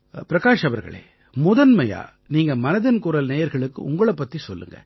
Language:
Tamil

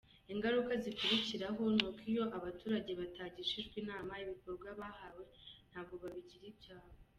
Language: Kinyarwanda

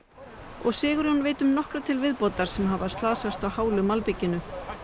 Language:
Icelandic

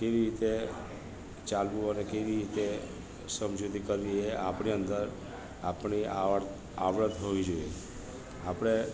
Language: Gujarati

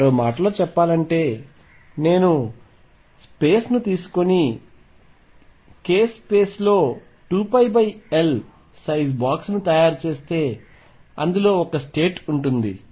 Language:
Telugu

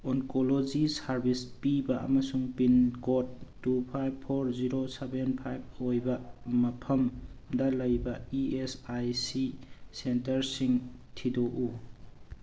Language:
Manipuri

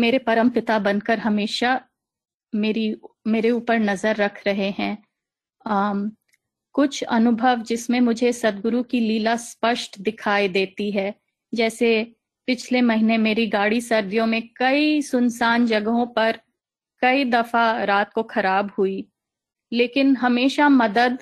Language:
Hindi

